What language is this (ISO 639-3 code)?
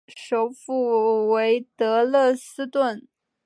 zho